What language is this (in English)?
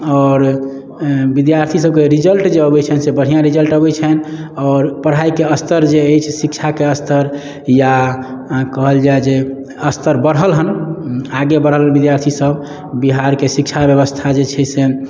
Maithili